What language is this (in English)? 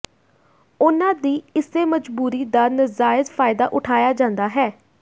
Punjabi